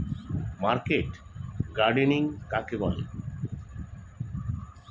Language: Bangla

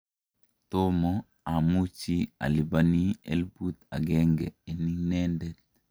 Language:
Kalenjin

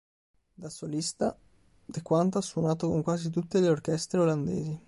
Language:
Italian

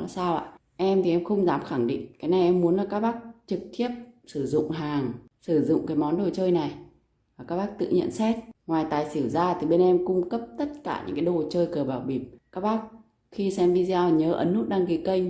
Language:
Vietnamese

